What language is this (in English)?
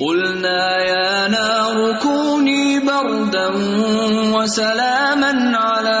Urdu